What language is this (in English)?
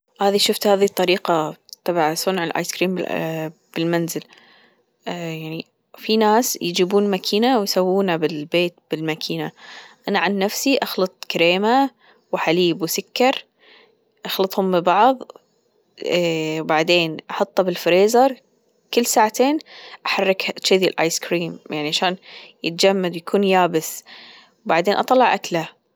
Gulf Arabic